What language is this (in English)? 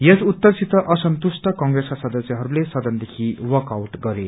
Nepali